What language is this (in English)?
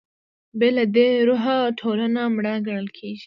Pashto